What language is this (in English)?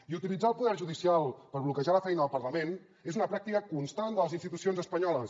Catalan